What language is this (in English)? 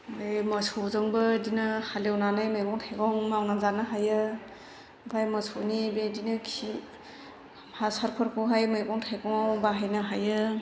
Bodo